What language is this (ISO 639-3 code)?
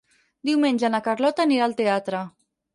cat